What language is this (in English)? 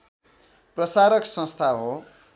Nepali